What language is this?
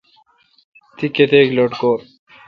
Kalkoti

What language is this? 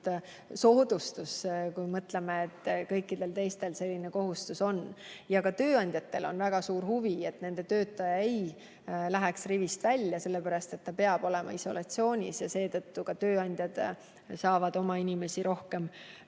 Estonian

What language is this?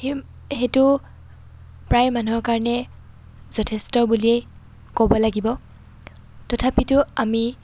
Assamese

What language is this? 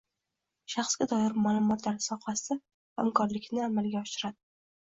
Uzbek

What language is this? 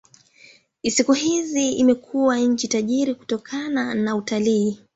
Swahili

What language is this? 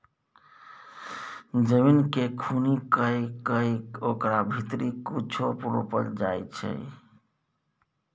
Maithili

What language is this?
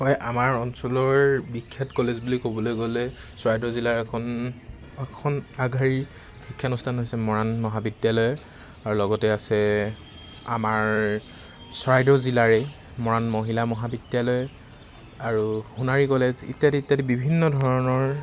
Assamese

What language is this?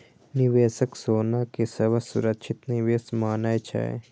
Maithili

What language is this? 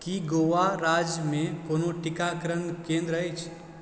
Maithili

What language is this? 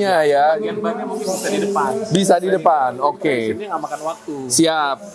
Indonesian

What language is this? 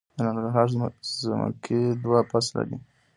Pashto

